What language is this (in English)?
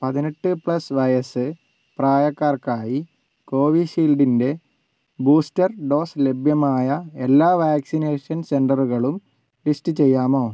Malayalam